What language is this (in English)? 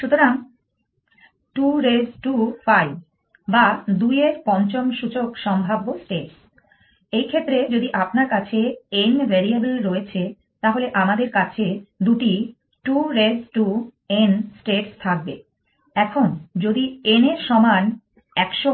Bangla